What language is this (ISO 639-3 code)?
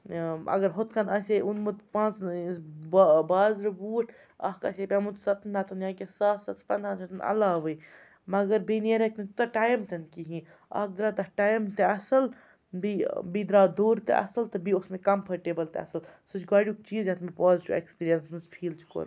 kas